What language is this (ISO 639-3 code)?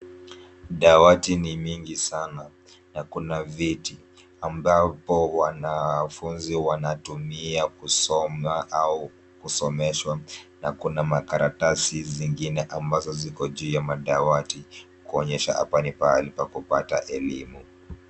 swa